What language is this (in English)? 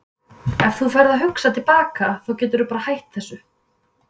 Icelandic